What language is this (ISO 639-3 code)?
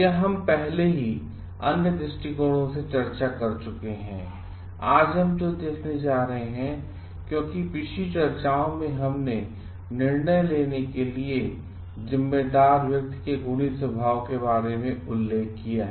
hin